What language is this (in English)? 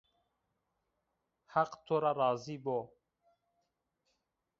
Zaza